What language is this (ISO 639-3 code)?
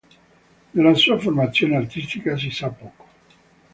ita